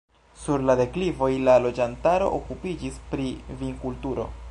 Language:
Esperanto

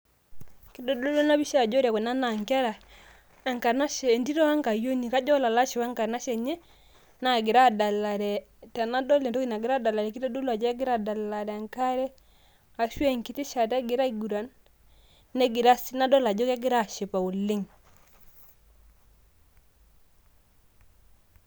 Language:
Masai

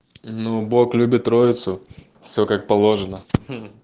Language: Russian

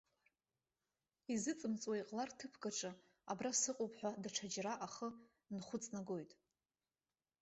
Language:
Abkhazian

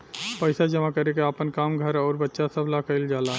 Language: Bhojpuri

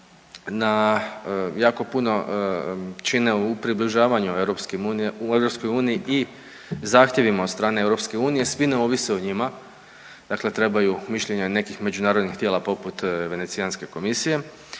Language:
Croatian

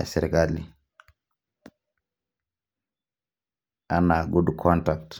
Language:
Masai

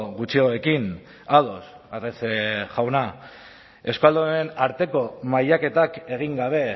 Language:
Basque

